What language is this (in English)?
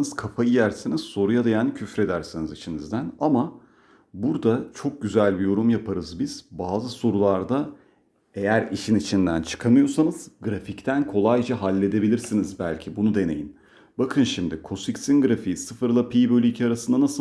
Turkish